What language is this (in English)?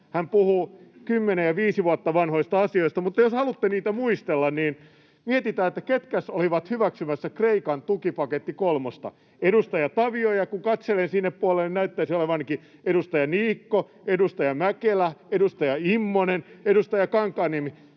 Finnish